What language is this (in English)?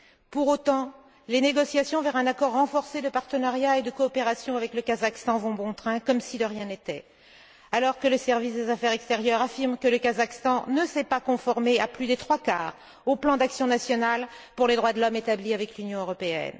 French